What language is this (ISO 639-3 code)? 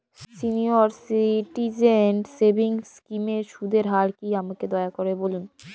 ben